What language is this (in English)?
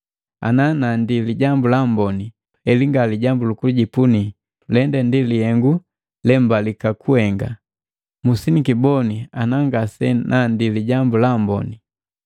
Matengo